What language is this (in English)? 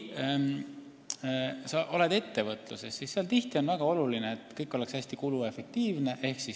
Estonian